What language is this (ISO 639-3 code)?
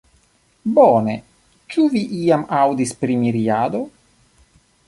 epo